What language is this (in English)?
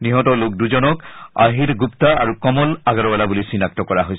Assamese